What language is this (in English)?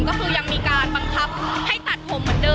Thai